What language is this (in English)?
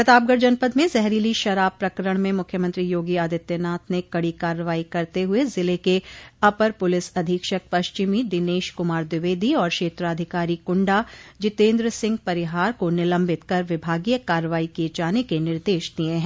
Hindi